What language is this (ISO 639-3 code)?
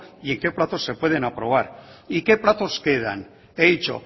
spa